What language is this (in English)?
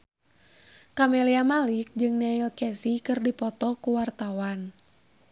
Sundanese